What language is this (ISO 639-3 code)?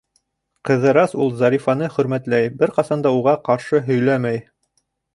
bak